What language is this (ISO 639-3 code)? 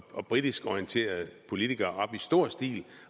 dan